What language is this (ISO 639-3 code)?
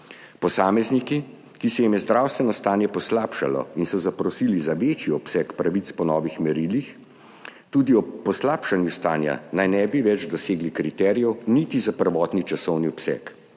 slv